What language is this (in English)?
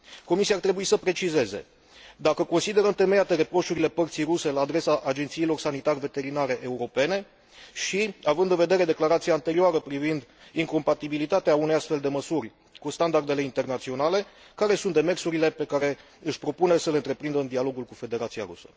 Romanian